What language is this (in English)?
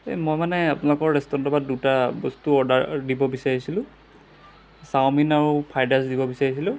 Assamese